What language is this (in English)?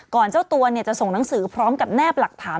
Thai